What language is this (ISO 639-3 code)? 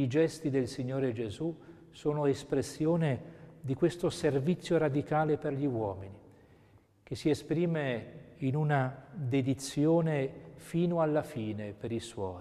ita